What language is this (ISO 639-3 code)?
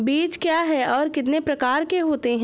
hin